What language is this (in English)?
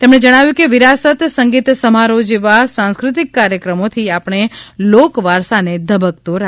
Gujarati